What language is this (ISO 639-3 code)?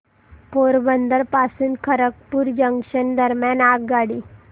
mar